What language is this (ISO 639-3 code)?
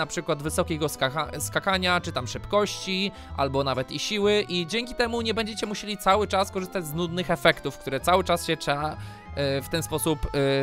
pol